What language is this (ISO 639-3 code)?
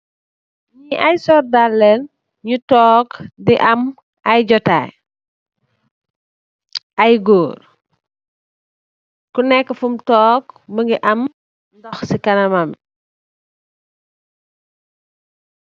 wol